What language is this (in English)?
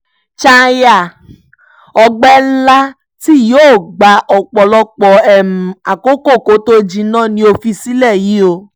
Yoruba